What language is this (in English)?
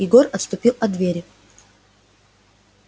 Russian